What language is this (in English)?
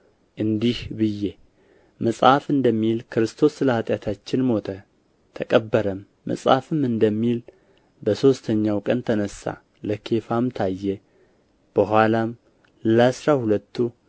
Amharic